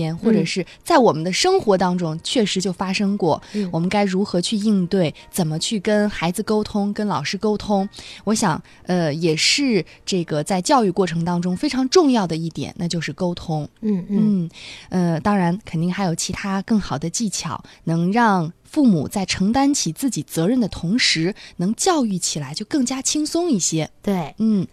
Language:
Chinese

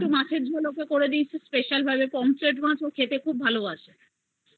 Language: Bangla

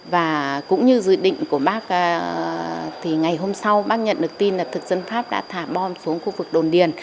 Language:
Vietnamese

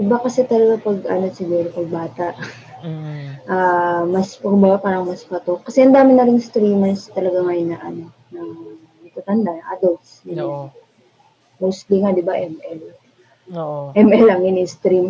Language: Filipino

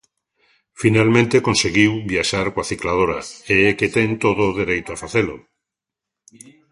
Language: Galician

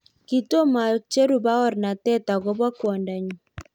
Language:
Kalenjin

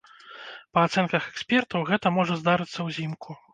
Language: Belarusian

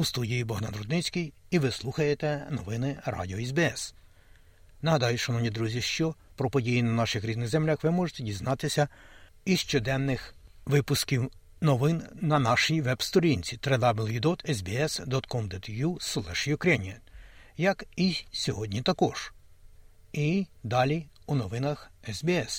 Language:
Ukrainian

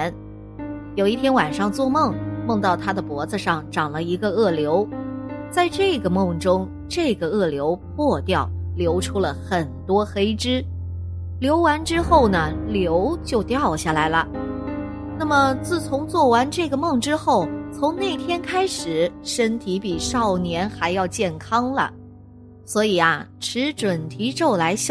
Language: Chinese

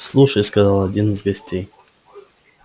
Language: Russian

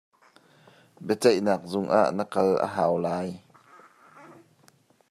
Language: Hakha Chin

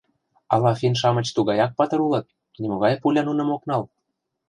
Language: Mari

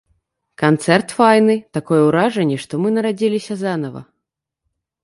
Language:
Belarusian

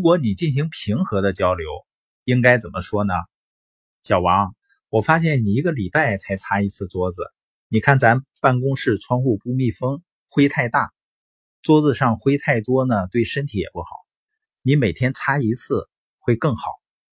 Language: Chinese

